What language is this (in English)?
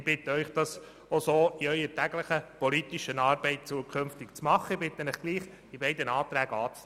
Swiss German